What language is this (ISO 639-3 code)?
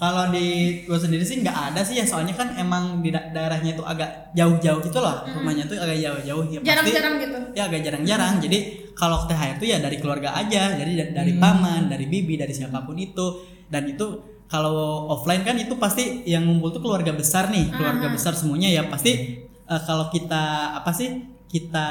ind